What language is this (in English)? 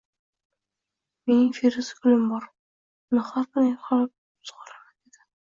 Uzbek